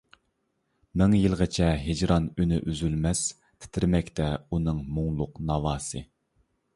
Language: Uyghur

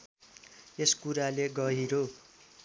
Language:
Nepali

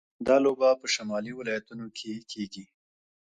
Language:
Pashto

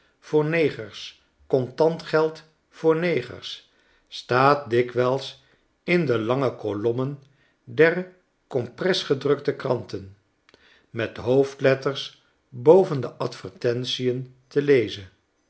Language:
Dutch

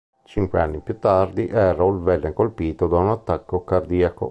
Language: Italian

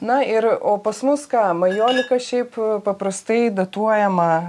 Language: Lithuanian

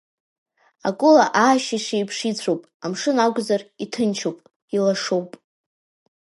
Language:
Abkhazian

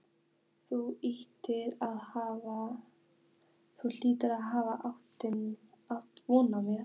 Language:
Icelandic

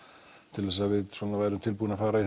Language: Icelandic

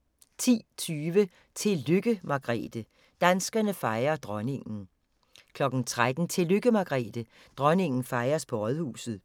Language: Danish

